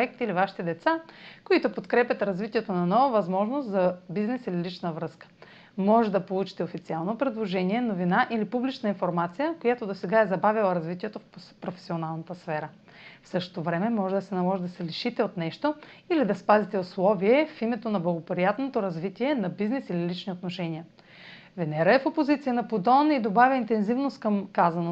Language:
Bulgarian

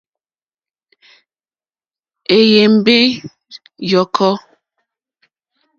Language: Mokpwe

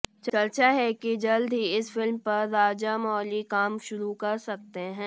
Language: Hindi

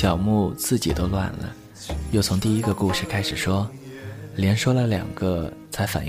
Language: Chinese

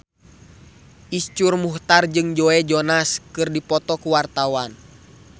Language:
Sundanese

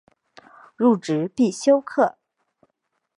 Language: Chinese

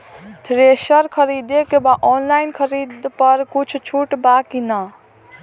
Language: Bhojpuri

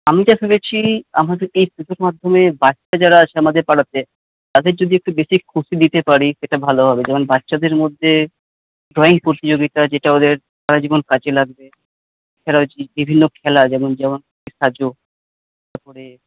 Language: Bangla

